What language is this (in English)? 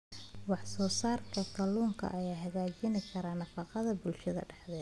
Somali